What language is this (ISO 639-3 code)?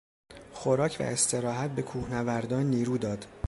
fas